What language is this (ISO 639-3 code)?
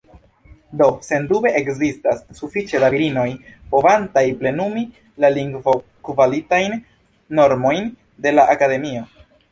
epo